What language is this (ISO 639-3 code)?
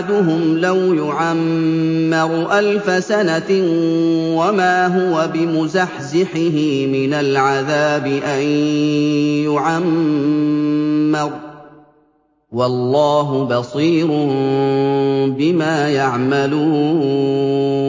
ara